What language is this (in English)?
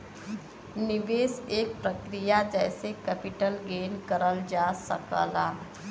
Bhojpuri